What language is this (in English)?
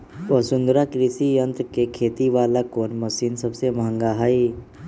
Magahi